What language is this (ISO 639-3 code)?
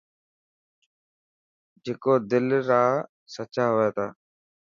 mki